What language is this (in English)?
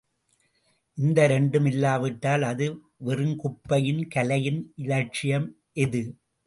Tamil